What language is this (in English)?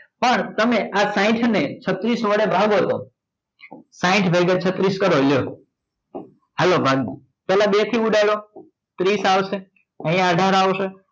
Gujarati